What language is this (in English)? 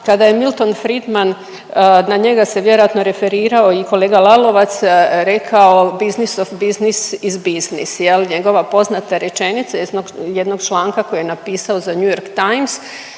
Croatian